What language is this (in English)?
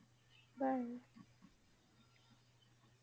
Punjabi